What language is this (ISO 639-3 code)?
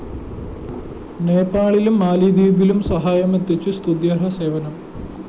mal